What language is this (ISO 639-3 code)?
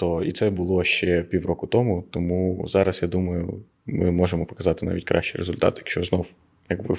ukr